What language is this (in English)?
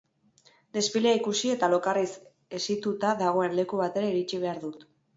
Basque